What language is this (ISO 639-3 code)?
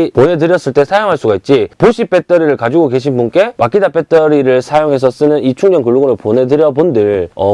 kor